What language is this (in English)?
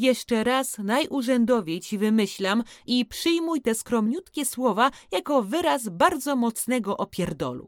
Polish